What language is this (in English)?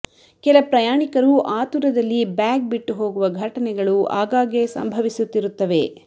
Kannada